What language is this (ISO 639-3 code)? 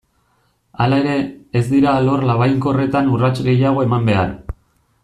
eus